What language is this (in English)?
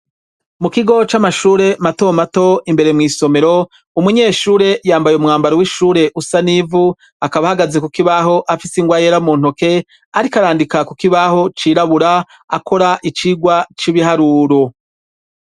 Rundi